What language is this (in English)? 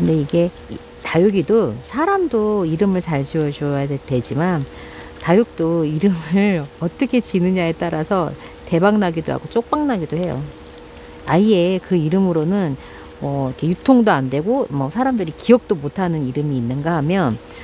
Korean